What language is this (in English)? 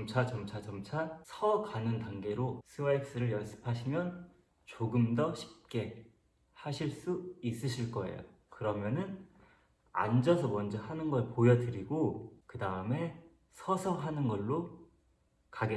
Korean